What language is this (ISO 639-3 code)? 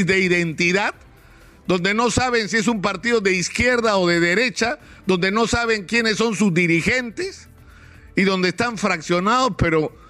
spa